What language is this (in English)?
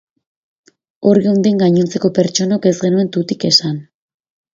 Basque